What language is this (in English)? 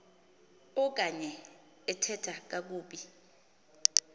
Xhosa